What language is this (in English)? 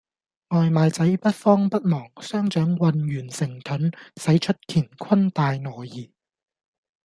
Cantonese